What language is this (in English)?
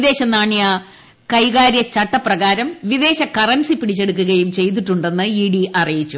Malayalam